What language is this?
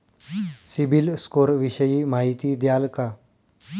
Marathi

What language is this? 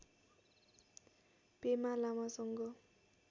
Nepali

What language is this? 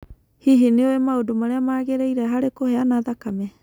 Kikuyu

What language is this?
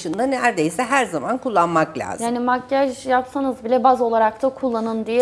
Turkish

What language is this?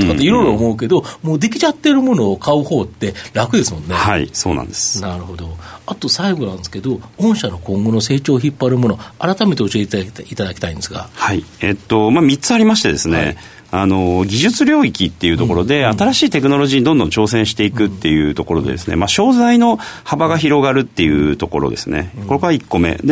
Japanese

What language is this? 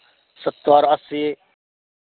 Maithili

